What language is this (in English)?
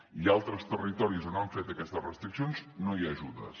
Catalan